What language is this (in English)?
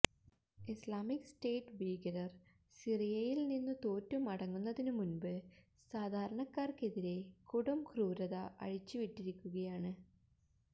Malayalam